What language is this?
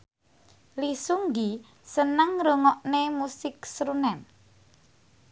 Javanese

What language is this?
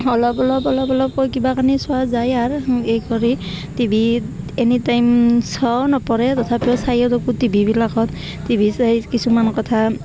Assamese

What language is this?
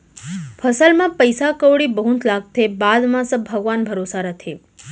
Chhattisgarhi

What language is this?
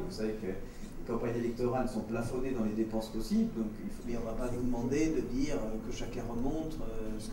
French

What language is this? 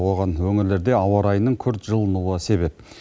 Kazakh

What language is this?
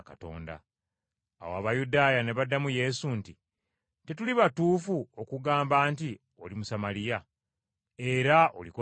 Ganda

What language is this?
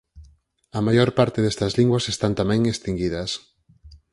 Galician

